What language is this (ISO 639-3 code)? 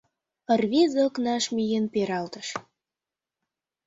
chm